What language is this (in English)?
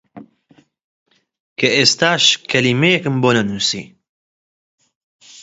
Central Kurdish